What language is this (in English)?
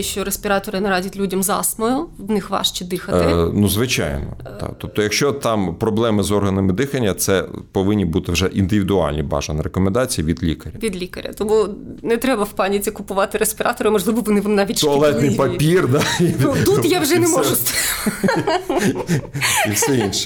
Ukrainian